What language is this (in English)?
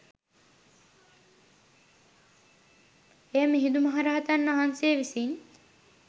Sinhala